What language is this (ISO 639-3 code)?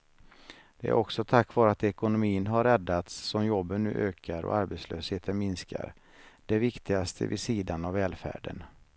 swe